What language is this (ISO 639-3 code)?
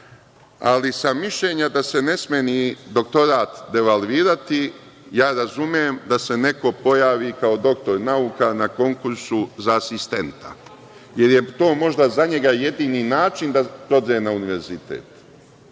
srp